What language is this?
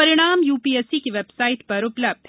Hindi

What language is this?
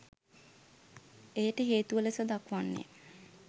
Sinhala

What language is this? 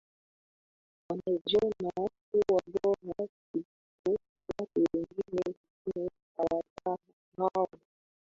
Swahili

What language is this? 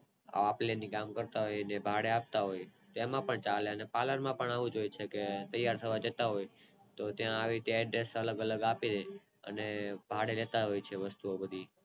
Gujarati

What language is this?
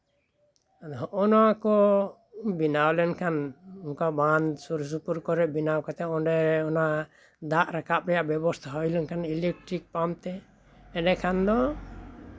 Santali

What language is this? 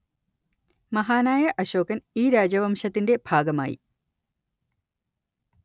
Malayalam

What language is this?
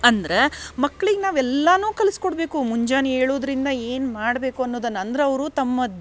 Kannada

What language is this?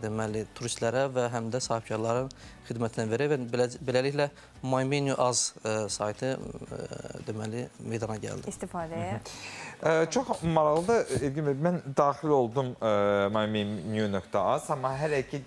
Turkish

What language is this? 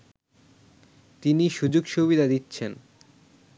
Bangla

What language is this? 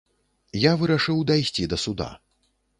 Belarusian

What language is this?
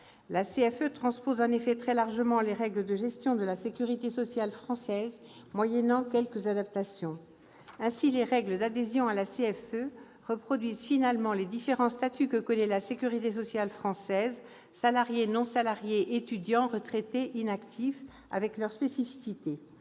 French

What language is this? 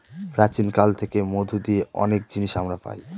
Bangla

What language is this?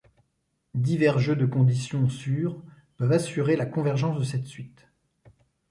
French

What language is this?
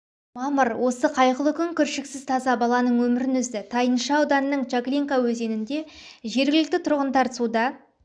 Kazakh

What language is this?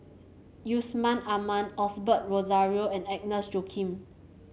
English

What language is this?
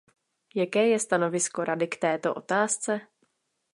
Czech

